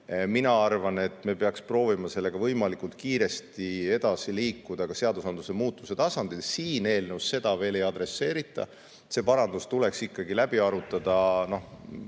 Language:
Estonian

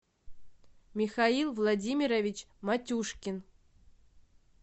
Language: Russian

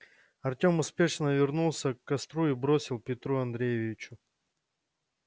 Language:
Russian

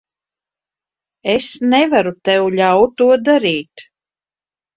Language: Latvian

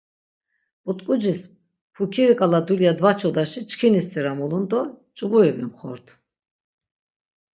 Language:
Laz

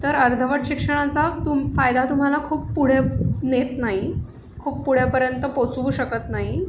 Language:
Marathi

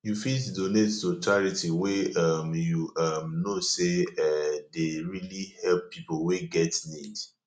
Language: Nigerian Pidgin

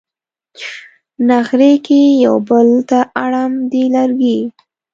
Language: Pashto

